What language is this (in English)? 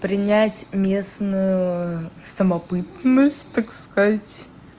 Russian